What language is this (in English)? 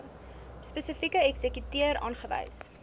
Afrikaans